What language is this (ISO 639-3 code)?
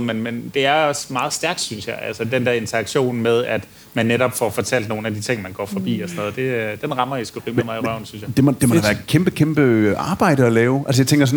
dan